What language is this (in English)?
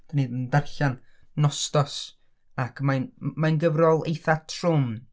Welsh